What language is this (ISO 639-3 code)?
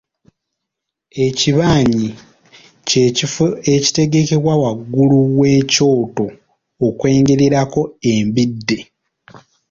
lug